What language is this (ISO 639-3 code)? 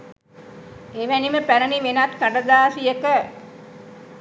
sin